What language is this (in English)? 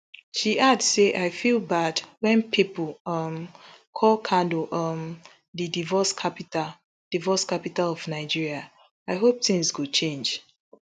Nigerian Pidgin